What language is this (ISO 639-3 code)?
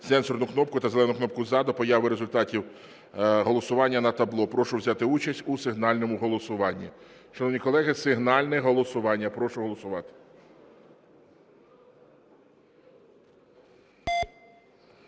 ukr